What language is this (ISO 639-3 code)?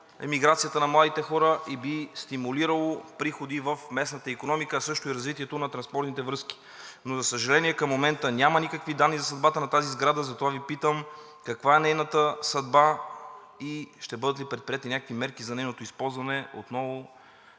bul